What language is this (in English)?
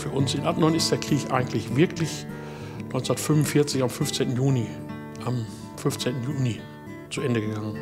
German